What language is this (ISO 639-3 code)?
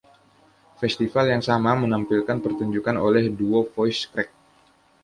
ind